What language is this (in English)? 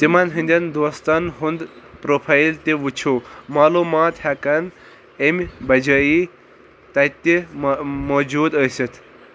Kashmiri